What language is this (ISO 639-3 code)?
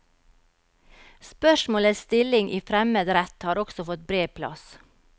nor